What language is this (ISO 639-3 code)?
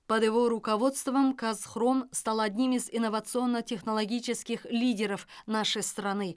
kaz